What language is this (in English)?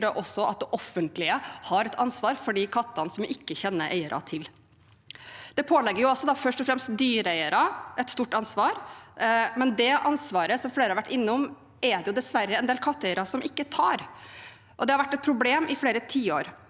Norwegian